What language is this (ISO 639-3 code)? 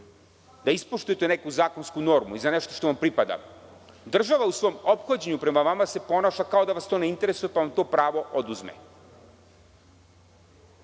srp